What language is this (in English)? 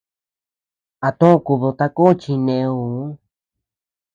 Tepeuxila Cuicatec